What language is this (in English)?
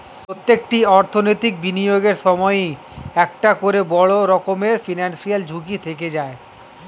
Bangla